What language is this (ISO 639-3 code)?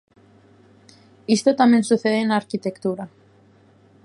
glg